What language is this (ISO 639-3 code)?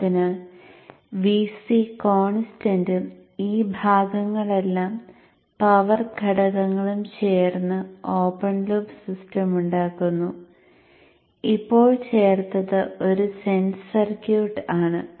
mal